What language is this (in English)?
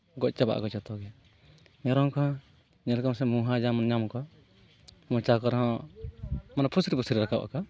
Santali